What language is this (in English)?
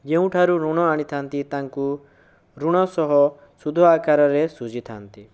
Odia